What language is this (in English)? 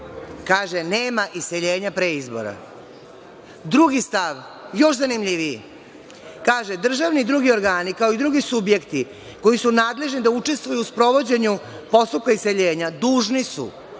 Serbian